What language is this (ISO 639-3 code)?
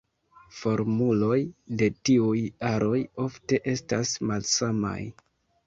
epo